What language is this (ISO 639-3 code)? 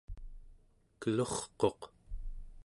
esu